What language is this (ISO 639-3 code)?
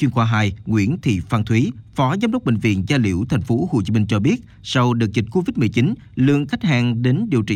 vie